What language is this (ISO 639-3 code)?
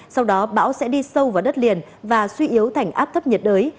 vie